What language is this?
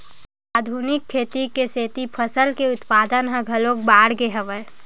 Chhattisgarhi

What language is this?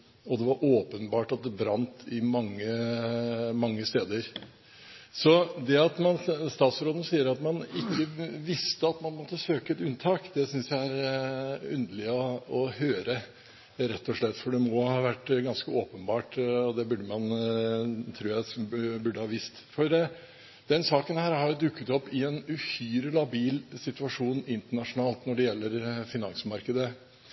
Norwegian Bokmål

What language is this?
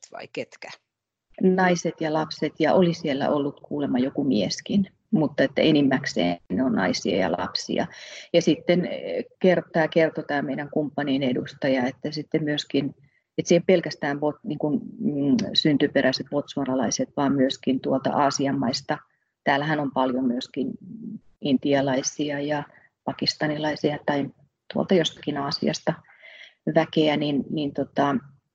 Finnish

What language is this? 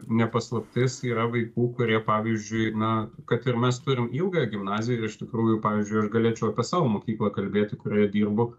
Lithuanian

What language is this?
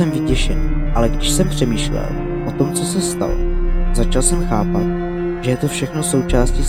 Czech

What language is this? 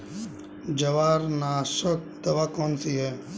Hindi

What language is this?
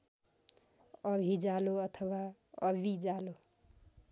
Nepali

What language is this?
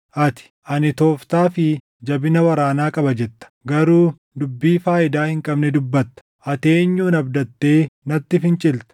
Oromo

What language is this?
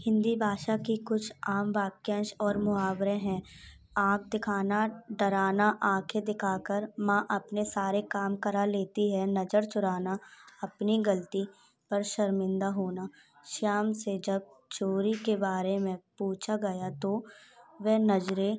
Hindi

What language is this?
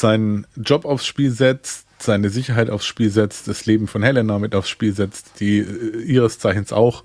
German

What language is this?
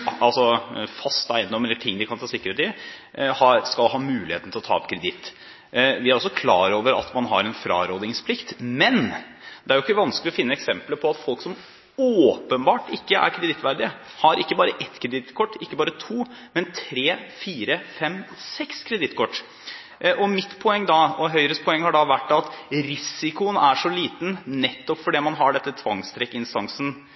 Norwegian Bokmål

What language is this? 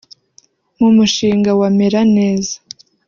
Kinyarwanda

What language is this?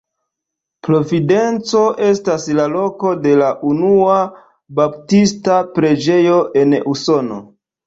Esperanto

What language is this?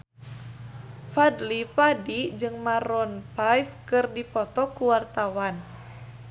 Sundanese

